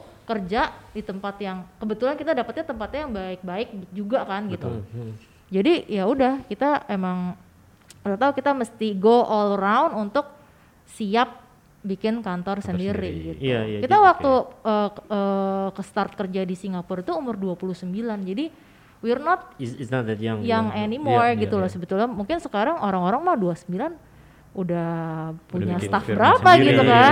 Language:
Indonesian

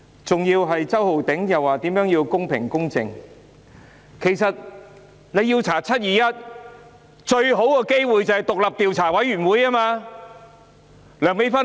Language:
Cantonese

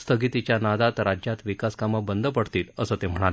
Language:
Marathi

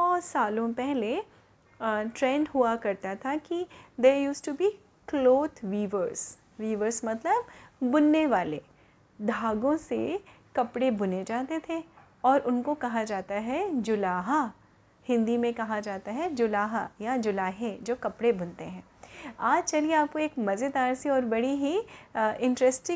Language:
Hindi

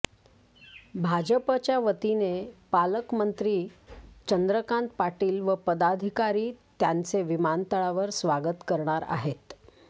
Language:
Marathi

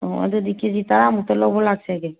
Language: Manipuri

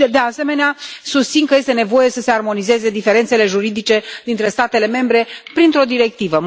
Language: Romanian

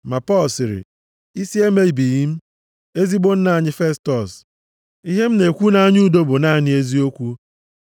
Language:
Igbo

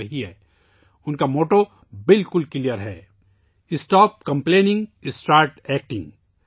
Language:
Urdu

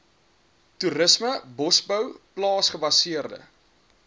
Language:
Afrikaans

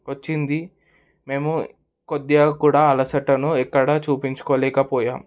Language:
Telugu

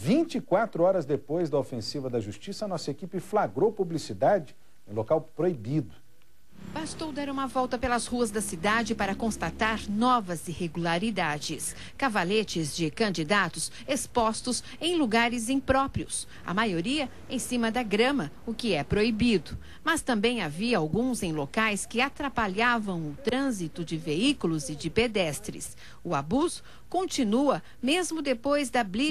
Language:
Portuguese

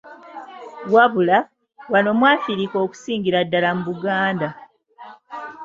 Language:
Ganda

